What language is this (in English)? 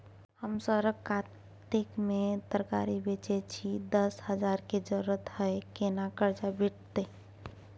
Maithili